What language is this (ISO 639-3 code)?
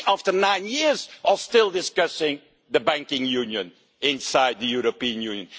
eng